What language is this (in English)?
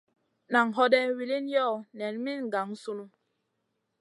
Masana